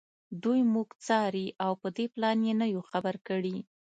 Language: Pashto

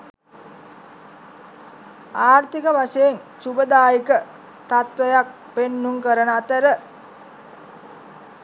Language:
Sinhala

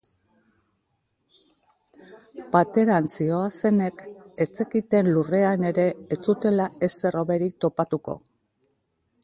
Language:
Basque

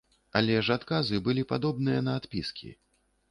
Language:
Belarusian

